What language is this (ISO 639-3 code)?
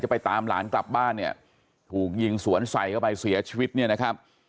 tha